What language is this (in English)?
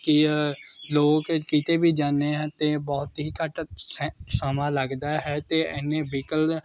Punjabi